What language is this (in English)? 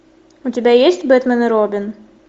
Russian